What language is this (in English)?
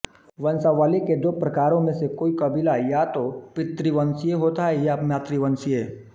Hindi